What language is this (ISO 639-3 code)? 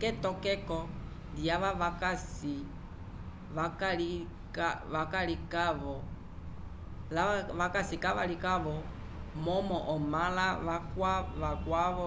umb